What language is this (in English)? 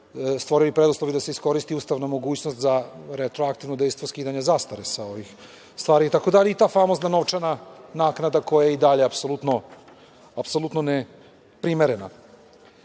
Serbian